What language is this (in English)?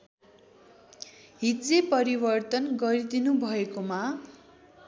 Nepali